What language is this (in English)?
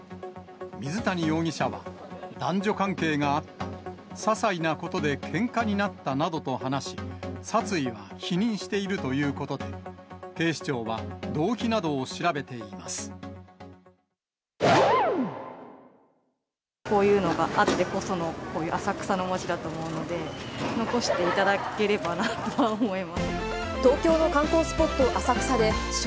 Japanese